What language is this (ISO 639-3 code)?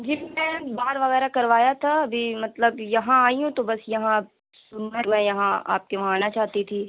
urd